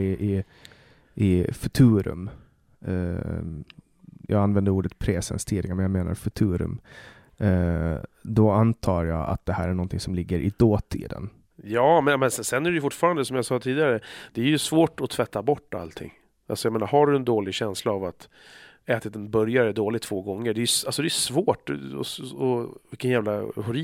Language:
Swedish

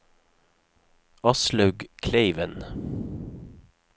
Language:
Norwegian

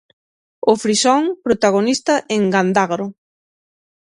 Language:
Galician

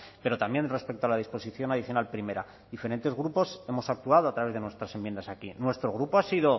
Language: Spanish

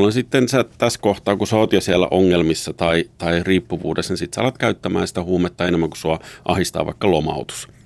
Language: Finnish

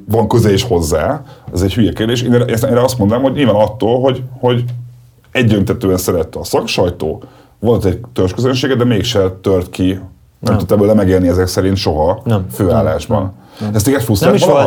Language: Hungarian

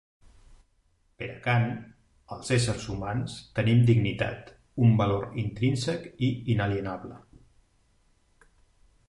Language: Catalan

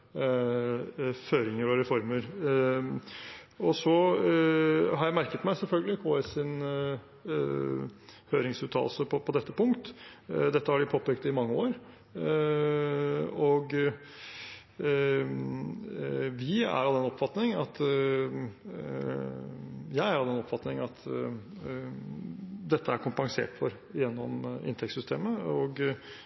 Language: Norwegian Bokmål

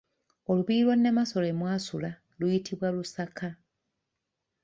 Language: Ganda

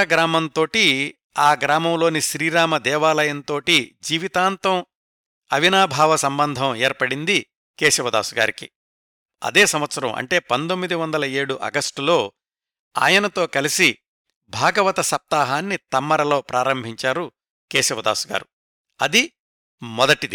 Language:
Telugu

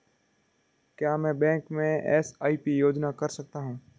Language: Hindi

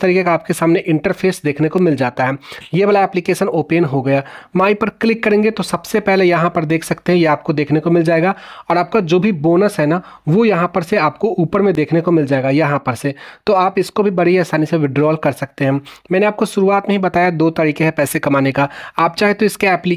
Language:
Hindi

